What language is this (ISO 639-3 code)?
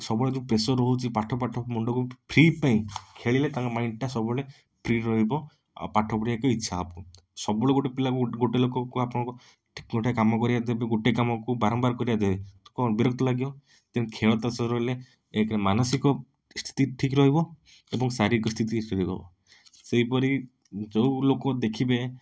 ori